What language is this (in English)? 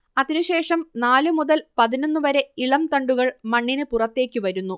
Malayalam